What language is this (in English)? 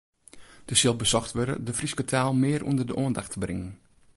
Western Frisian